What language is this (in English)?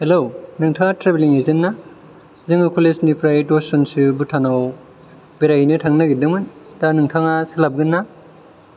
Bodo